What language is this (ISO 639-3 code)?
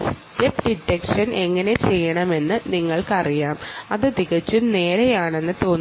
mal